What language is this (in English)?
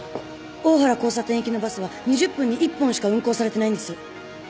Japanese